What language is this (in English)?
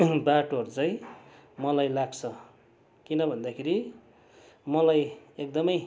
Nepali